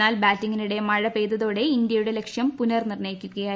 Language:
Malayalam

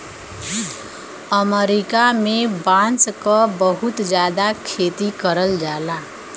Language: Bhojpuri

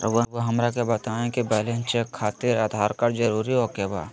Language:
Magahi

